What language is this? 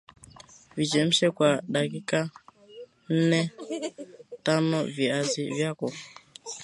Swahili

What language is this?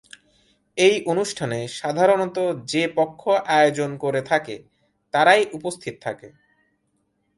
Bangla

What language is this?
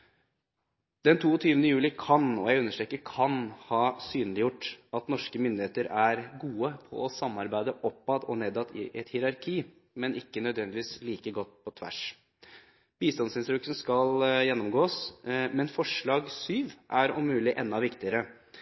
Norwegian Bokmål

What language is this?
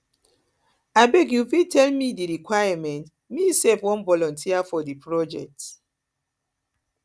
Nigerian Pidgin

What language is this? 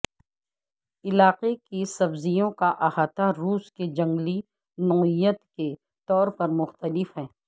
Urdu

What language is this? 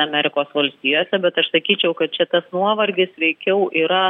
Lithuanian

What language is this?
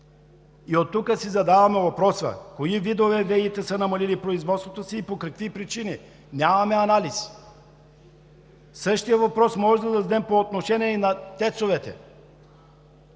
Bulgarian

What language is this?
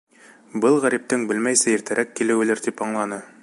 Bashkir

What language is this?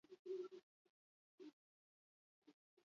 Basque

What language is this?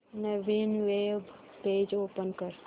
Marathi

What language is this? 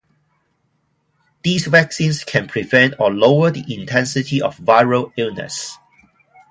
English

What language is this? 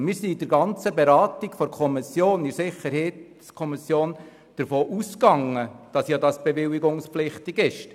Swiss German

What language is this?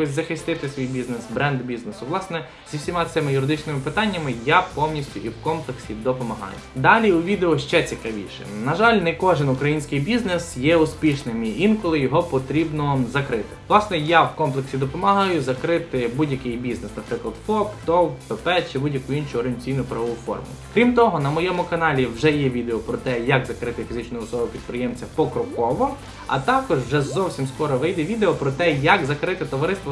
Ukrainian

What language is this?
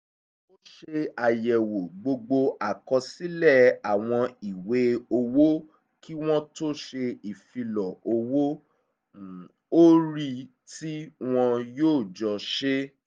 Yoruba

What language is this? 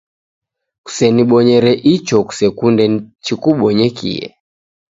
Taita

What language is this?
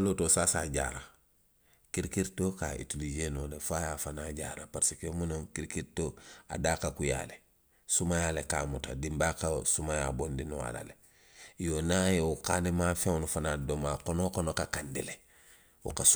Western Maninkakan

